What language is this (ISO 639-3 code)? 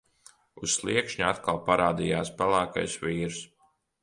lav